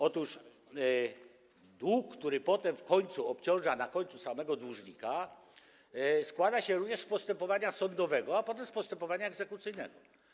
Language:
Polish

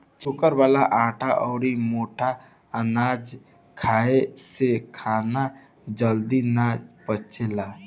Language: Bhojpuri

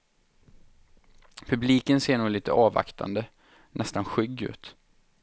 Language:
Swedish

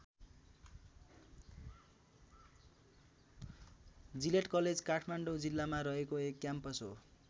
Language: Nepali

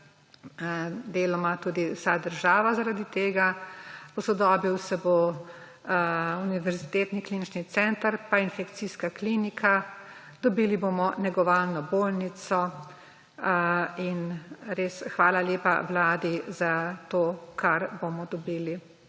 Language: Slovenian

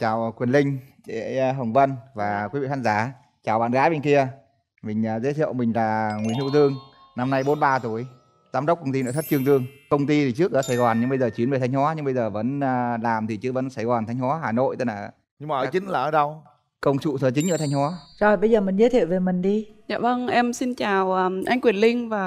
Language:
Vietnamese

